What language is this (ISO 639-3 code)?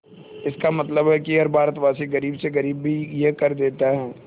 hin